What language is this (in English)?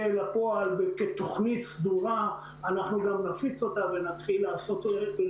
Hebrew